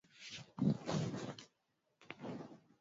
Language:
Swahili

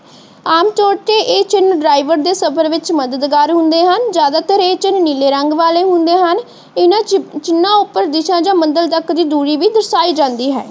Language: Punjabi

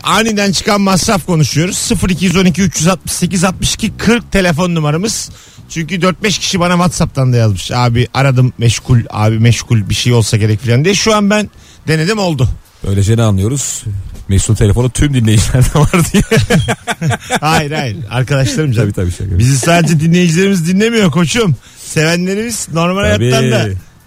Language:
Turkish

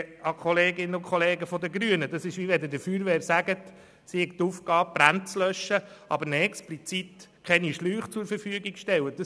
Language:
Swiss German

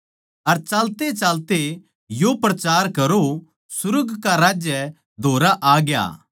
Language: Haryanvi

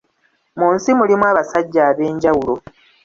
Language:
Ganda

